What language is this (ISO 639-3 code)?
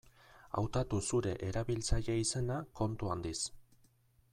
eus